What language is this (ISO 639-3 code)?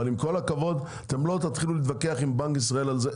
heb